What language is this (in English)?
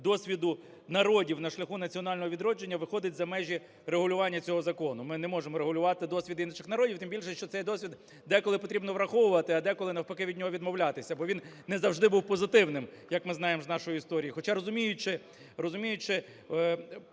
Ukrainian